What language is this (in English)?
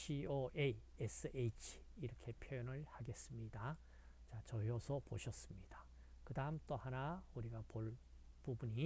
Korean